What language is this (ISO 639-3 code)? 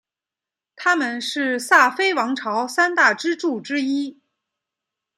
zho